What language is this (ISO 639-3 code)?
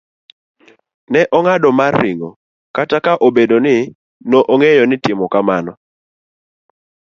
luo